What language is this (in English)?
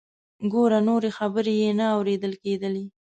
Pashto